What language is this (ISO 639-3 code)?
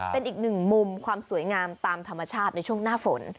tha